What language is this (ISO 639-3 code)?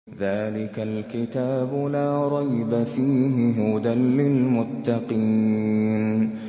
ara